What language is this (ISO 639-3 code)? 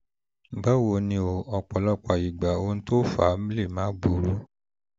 yor